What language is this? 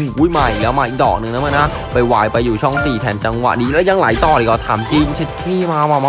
Thai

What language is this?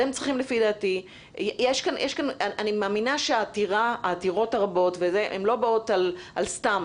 Hebrew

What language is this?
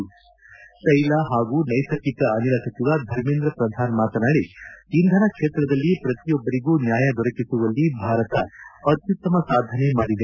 Kannada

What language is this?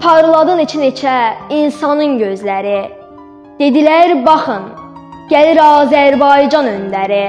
Turkish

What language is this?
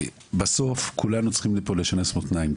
Hebrew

